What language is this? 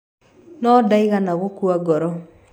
Kikuyu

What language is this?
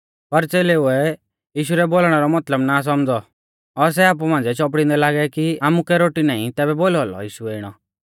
Mahasu Pahari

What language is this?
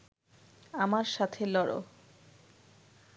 Bangla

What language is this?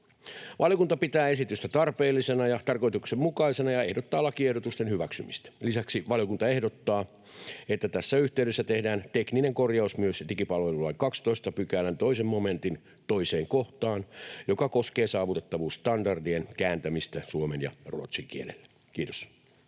Finnish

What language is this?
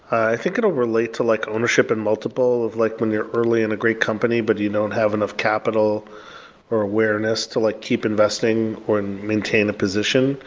English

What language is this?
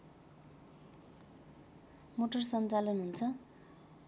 Nepali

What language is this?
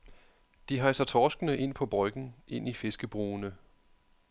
Danish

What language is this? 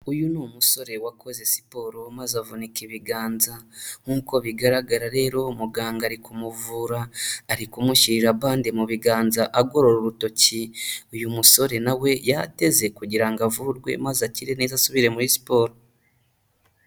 Kinyarwanda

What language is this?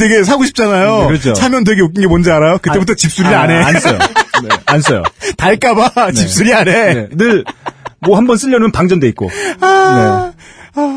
Korean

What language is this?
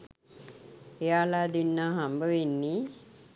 Sinhala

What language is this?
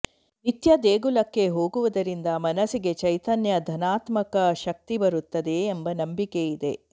Kannada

